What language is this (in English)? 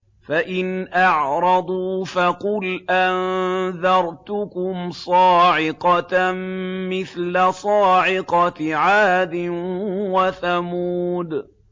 Arabic